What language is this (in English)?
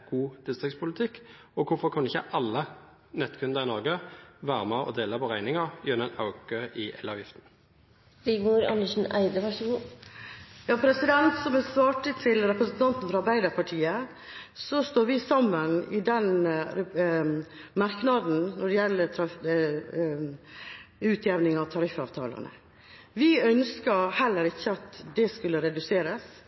Norwegian Bokmål